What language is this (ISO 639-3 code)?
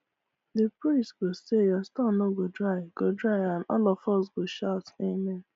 pcm